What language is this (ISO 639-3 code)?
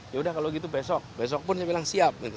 ind